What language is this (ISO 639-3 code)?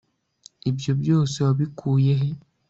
kin